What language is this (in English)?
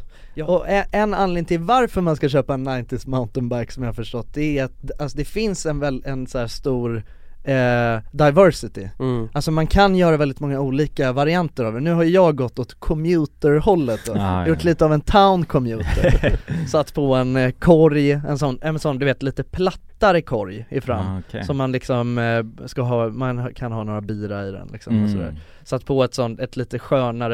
Swedish